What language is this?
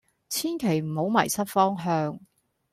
Cantonese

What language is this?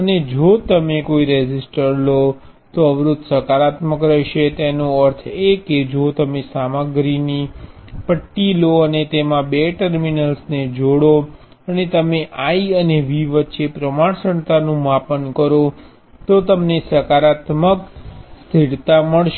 Gujarati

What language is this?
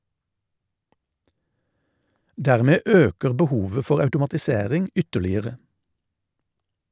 Norwegian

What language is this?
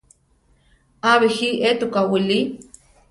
Central Tarahumara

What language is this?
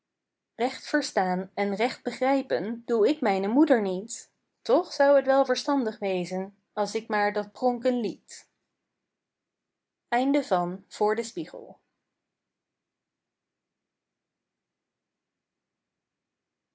Dutch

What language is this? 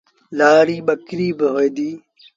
Sindhi Bhil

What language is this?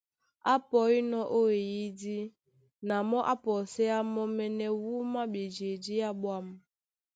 Duala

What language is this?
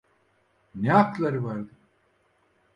Turkish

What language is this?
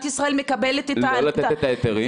Hebrew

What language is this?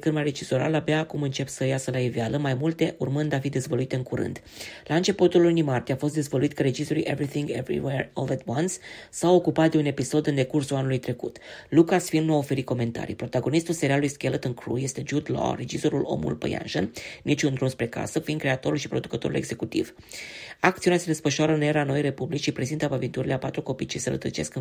Romanian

